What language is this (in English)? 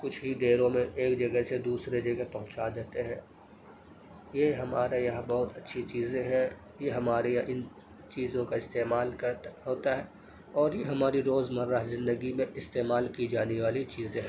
Urdu